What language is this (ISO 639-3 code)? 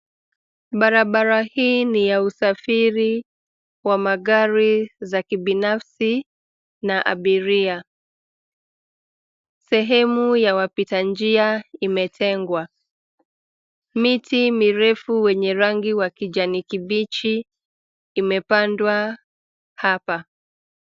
swa